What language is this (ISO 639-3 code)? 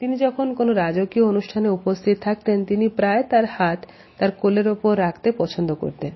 ben